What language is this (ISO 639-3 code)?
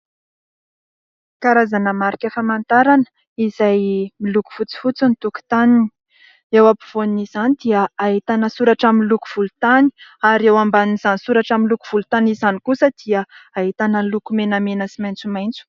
mlg